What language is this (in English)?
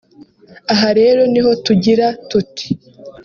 Kinyarwanda